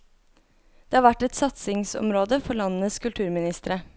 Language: Norwegian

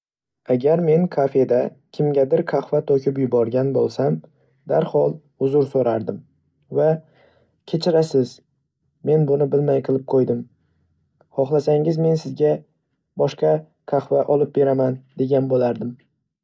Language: Uzbek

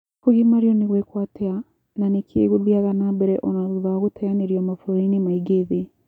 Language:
Kikuyu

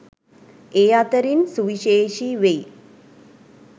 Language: Sinhala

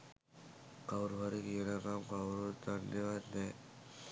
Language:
Sinhala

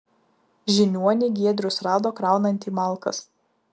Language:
Lithuanian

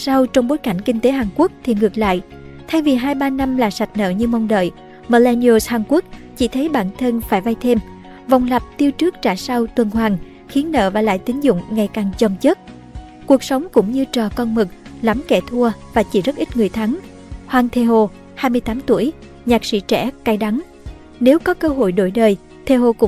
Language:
Vietnamese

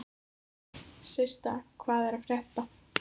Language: Icelandic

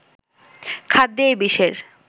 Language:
Bangla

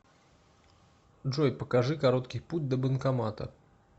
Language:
Russian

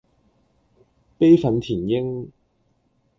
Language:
Cantonese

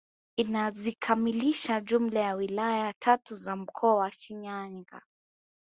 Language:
Swahili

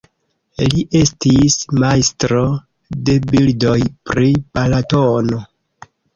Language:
Esperanto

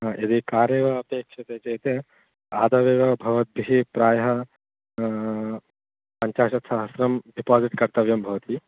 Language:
Sanskrit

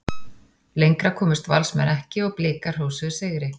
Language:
Icelandic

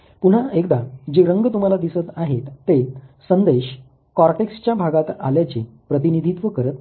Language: Marathi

